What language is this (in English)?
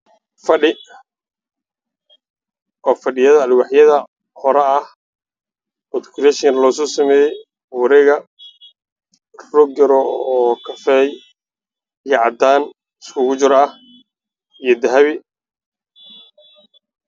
Somali